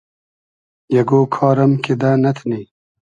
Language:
Hazaragi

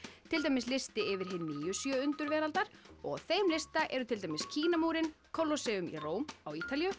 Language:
Icelandic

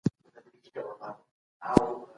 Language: Pashto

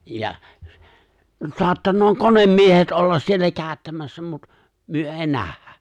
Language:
Finnish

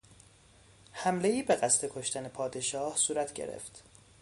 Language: Persian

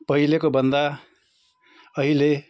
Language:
Nepali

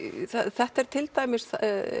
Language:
Icelandic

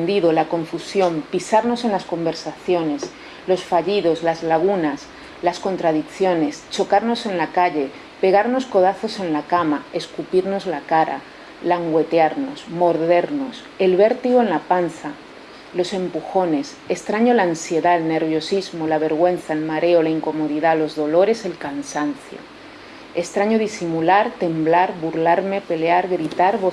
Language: Spanish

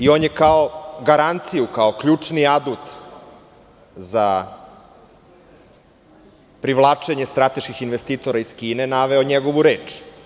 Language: Serbian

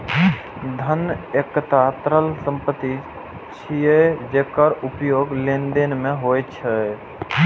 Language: Maithili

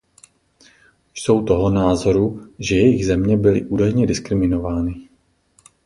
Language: Czech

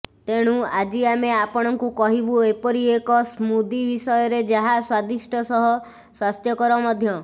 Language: Odia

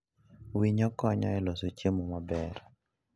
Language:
Luo (Kenya and Tanzania)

